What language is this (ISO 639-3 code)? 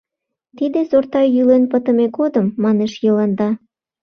chm